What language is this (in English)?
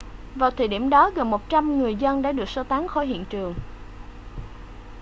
Vietnamese